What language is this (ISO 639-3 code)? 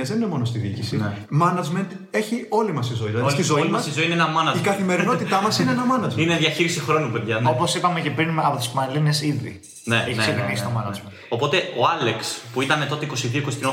ell